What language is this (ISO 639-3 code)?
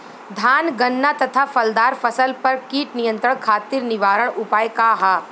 bho